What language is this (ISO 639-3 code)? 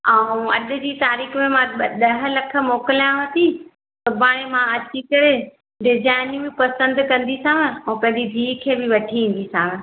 snd